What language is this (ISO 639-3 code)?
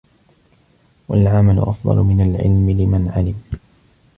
ara